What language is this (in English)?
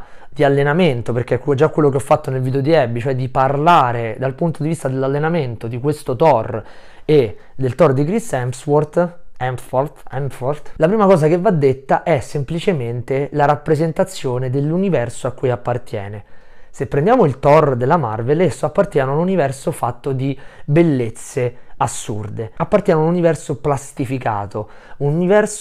Italian